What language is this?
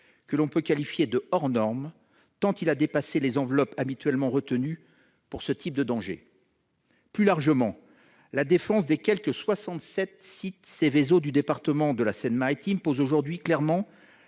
French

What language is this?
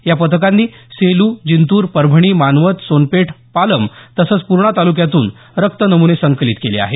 Marathi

